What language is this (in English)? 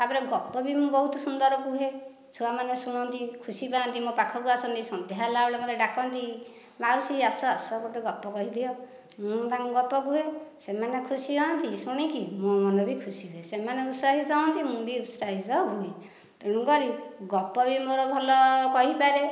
Odia